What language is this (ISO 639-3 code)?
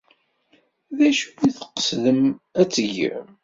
kab